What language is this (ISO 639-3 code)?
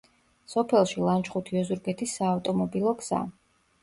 kat